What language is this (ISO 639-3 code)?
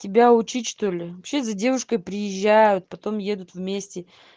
rus